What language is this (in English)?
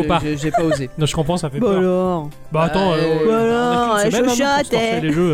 French